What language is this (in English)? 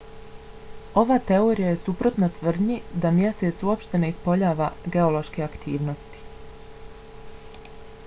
Bosnian